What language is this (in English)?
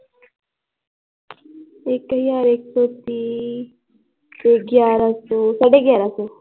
Punjabi